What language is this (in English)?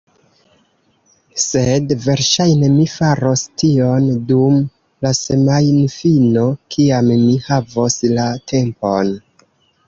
Esperanto